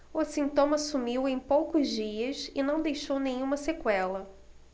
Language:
Portuguese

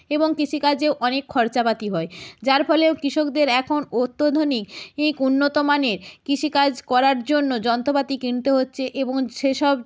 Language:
Bangla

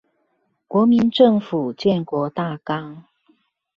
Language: Chinese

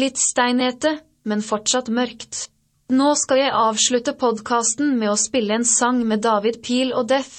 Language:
Swedish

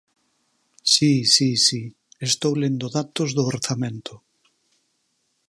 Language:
Galician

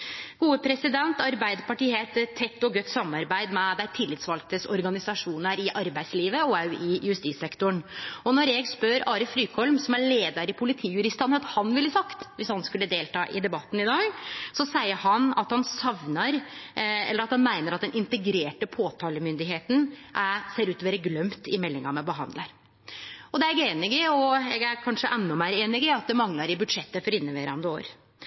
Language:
Norwegian Nynorsk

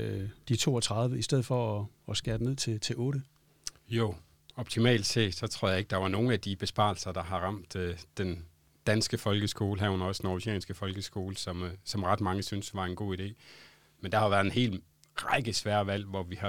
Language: Danish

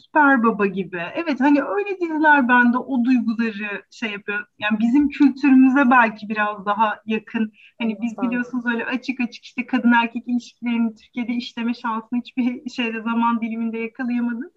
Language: Turkish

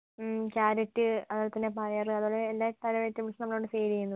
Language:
Malayalam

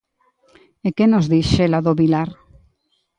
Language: Galician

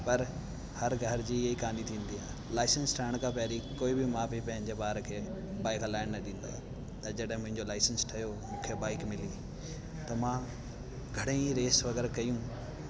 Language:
Sindhi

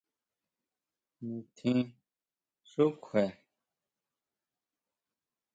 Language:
Huautla Mazatec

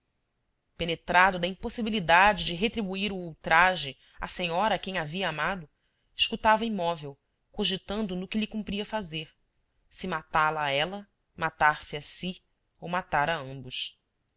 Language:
Portuguese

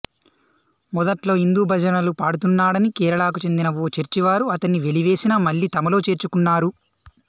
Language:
Telugu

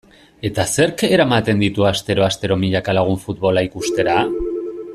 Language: Basque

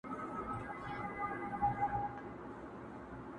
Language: Pashto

